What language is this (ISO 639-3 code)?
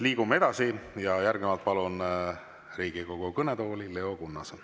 est